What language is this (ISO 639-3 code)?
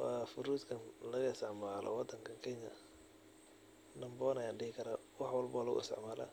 som